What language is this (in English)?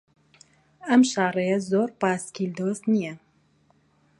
Central Kurdish